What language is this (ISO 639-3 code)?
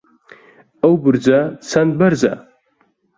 ckb